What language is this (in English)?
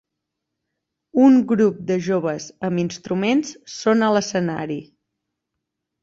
Catalan